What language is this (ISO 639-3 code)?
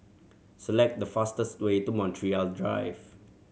eng